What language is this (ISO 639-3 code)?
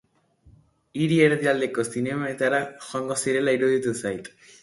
eus